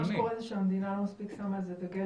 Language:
Hebrew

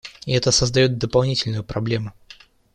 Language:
Russian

